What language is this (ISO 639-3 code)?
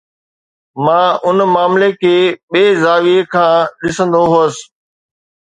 snd